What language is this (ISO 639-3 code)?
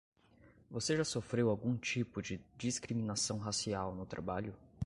por